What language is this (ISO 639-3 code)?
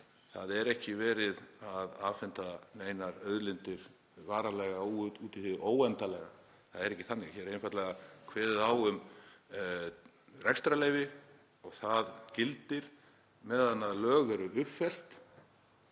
isl